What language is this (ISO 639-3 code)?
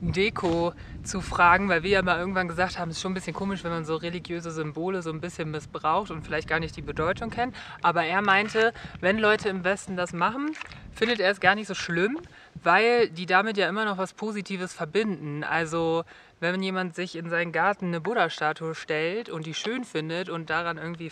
deu